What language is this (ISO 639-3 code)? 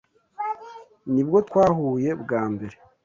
kin